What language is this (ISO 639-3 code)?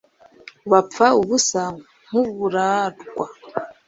kin